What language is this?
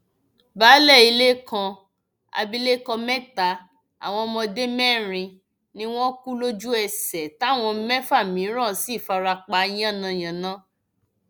Yoruba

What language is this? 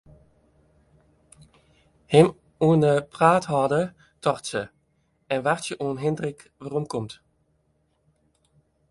Western Frisian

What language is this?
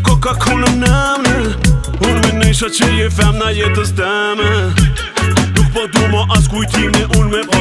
Romanian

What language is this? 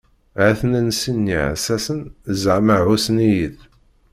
Kabyle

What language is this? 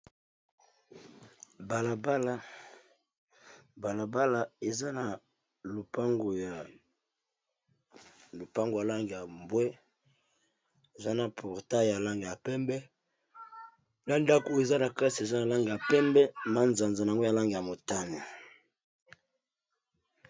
Lingala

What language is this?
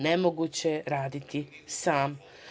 Serbian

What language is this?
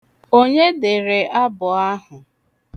Igbo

